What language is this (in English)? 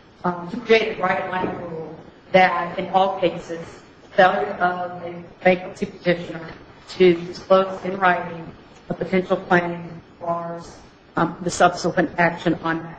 English